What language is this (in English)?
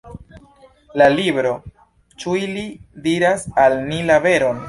Esperanto